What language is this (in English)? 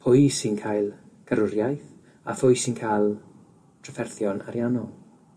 Welsh